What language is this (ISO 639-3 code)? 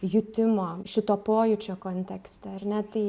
lit